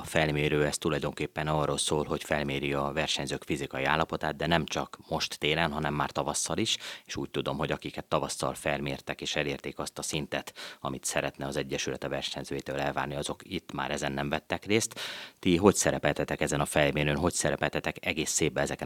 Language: Hungarian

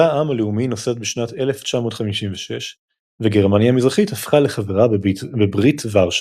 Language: Hebrew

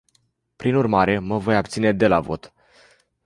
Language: Romanian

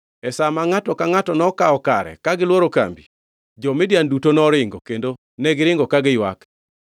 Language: Luo (Kenya and Tanzania)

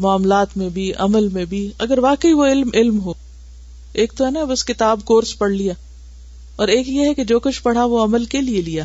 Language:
Urdu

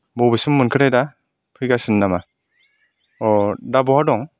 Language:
Bodo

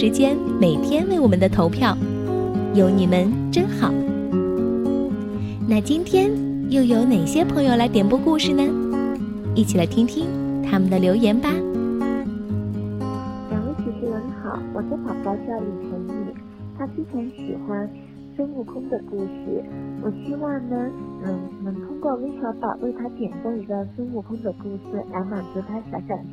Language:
Chinese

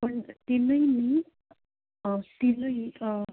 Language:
Konkani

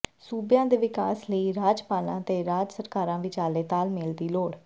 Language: Punjabi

